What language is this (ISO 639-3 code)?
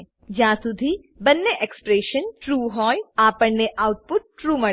guj